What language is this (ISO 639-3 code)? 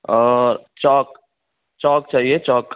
urd